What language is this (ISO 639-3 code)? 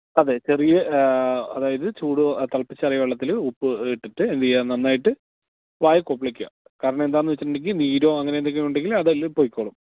mal